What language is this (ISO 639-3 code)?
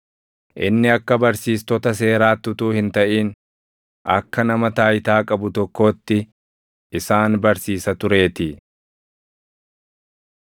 orm